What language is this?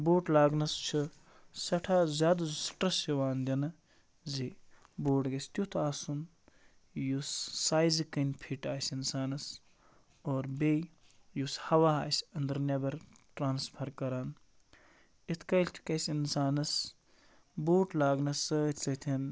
Kashmiri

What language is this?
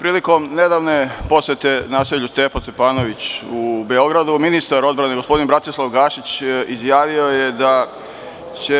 Serbian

